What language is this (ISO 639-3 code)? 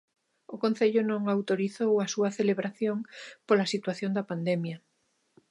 glg